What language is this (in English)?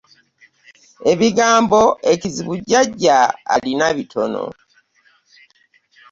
Ganda